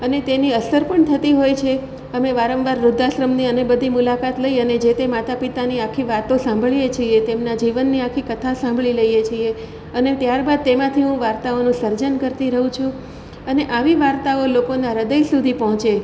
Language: Gujarati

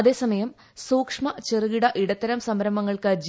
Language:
Malayalam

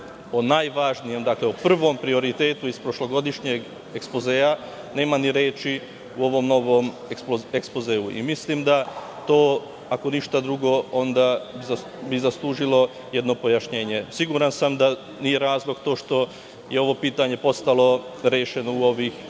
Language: Serbian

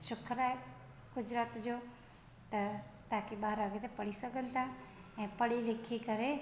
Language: Sindhi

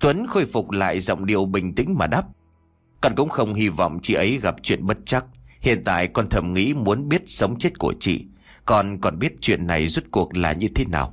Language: Vietnamese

